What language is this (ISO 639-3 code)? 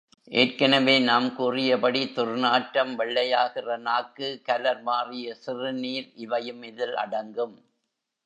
tam